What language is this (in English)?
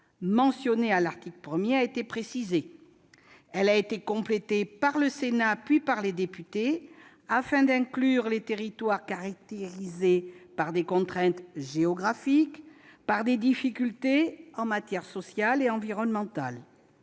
French